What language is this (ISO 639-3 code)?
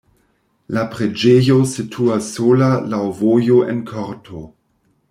epo